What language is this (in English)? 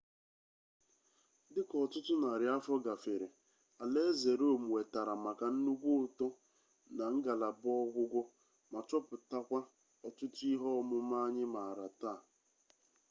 Igbo